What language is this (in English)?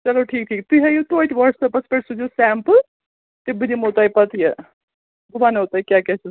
Kashmiri